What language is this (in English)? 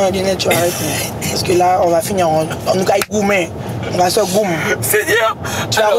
French